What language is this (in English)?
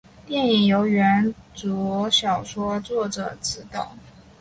Chinese